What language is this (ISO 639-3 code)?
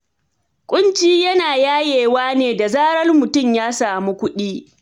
hau